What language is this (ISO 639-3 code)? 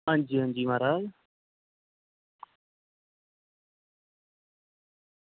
doi